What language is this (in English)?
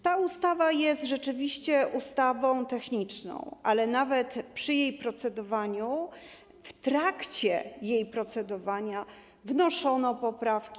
Polish